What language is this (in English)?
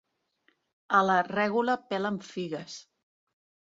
Catalan